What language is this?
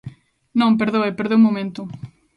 Galician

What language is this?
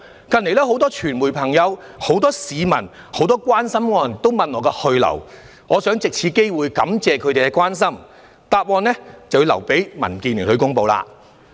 Cantonese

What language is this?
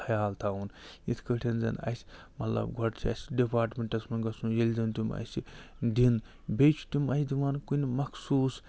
Kashmiri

